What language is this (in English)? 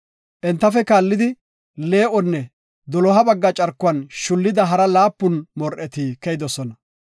Gofa